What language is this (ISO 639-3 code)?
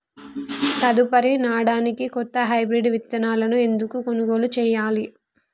tel